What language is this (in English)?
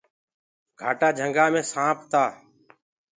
Gurgula